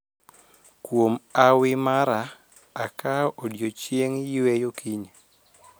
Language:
Luo (Kenya and Tanzania)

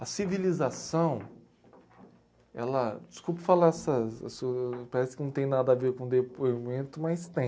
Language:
Portuguese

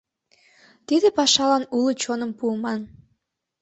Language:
Mari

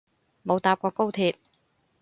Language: Cantonese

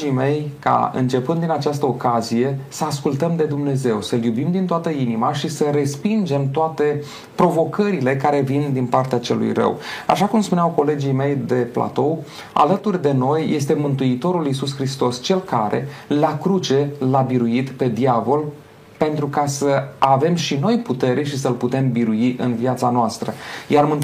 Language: Romanian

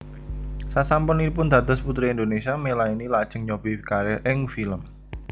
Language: Javanese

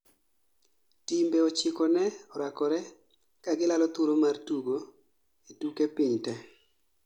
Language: Luo (Kenya and Tanzania)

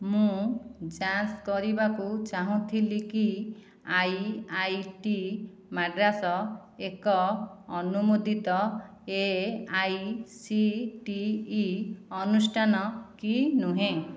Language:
Odia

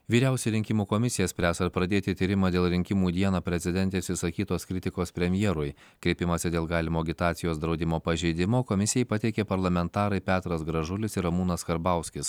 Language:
Lithuanian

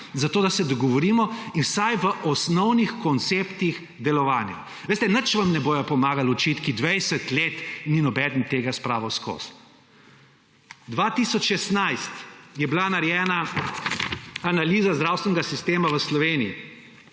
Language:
Slovenian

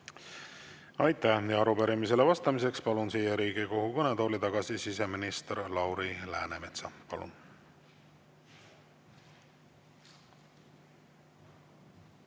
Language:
Estonian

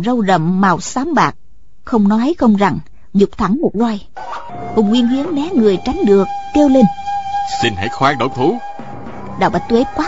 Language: Vietnamese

